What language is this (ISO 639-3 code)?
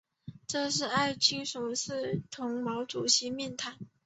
zho